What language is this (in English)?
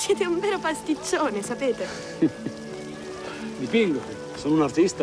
Italian